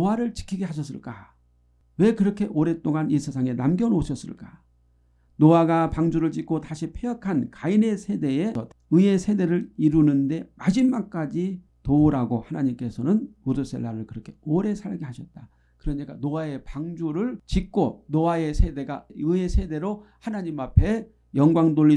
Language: Korean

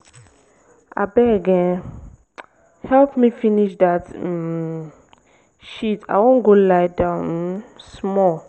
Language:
Nigerian Pidgin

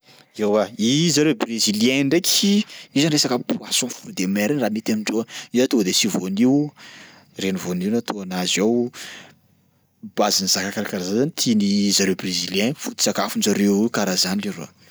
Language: Sakalava Malagasy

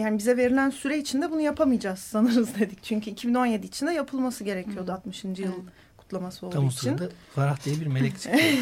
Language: Turkish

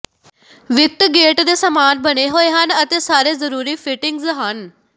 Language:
Punjabi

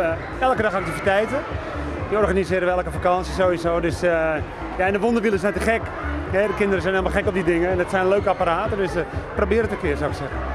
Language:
Dutch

